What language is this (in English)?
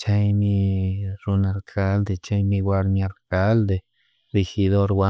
Chimborazo Highland Quichua